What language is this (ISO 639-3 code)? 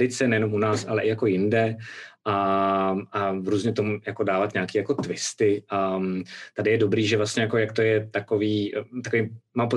ces